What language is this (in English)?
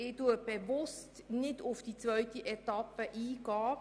Swiss German